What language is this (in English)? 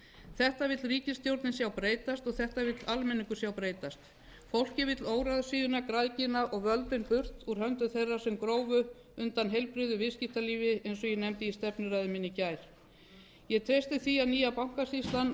Icelandic